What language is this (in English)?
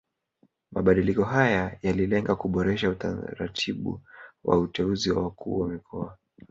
Swahili